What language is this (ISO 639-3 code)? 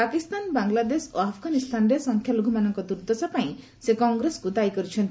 ori